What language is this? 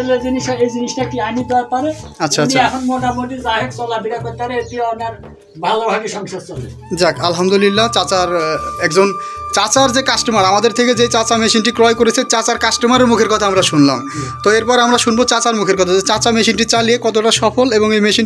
Turkish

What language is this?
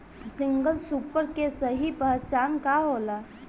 Bhojpuri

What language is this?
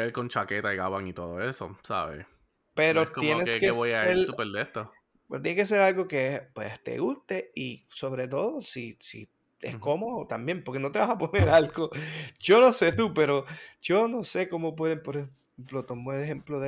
Spanish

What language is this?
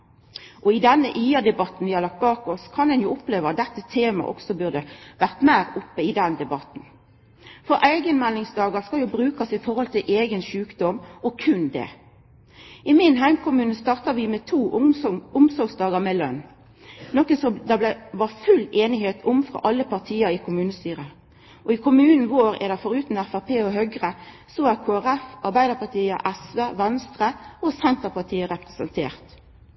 Norwegian Nynorsk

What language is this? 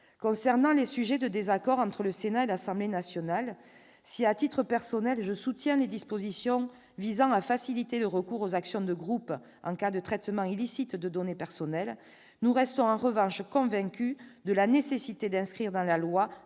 French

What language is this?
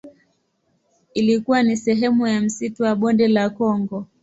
Swahili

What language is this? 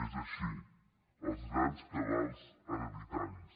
Catalan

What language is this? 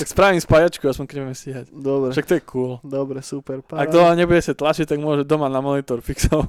Slovak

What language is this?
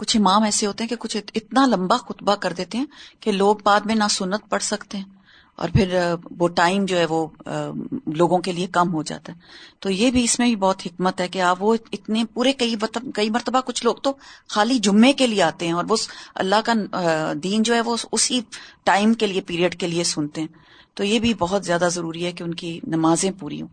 Urdu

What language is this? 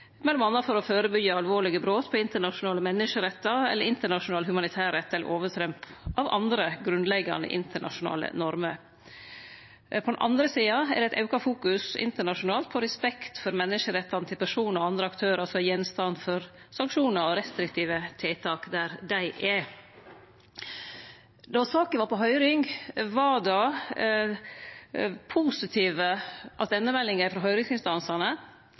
Norwegian Nynorsk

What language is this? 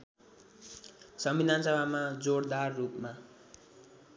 Nepali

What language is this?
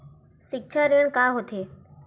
Chhattisgarhi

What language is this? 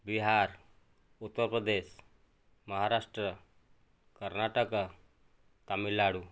Odia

